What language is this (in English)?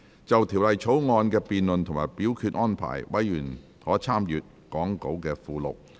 Cantonese